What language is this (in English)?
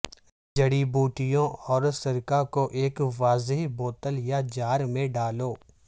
Urdu